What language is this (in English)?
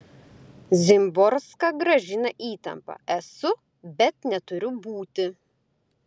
Lithuanian